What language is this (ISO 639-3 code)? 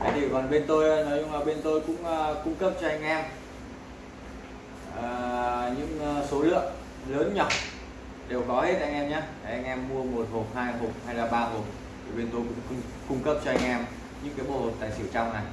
vie